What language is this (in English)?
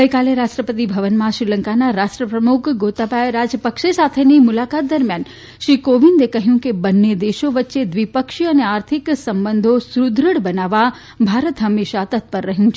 Gujarati